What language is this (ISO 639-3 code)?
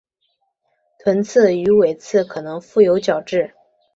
zho